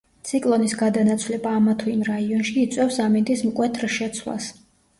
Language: Georgian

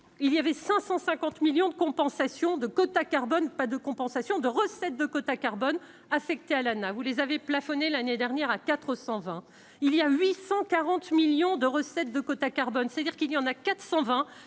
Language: French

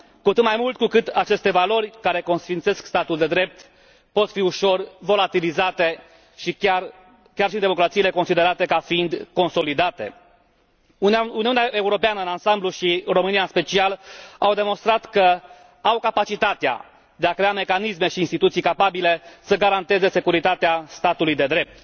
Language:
Romanian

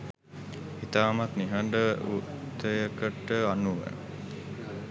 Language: Sinhala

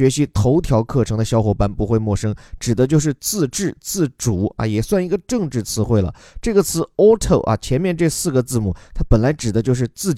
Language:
Chinese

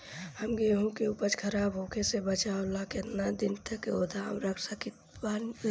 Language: Bhojpuri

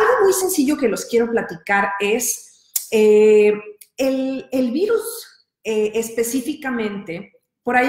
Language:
Spanish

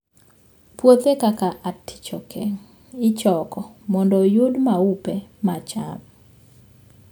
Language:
Luo (Kenya and Tanzania)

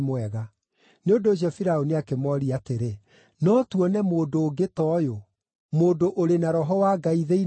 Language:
Kikuyu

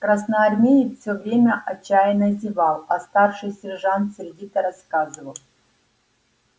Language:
Russian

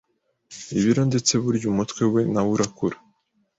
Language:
Kinyarwanda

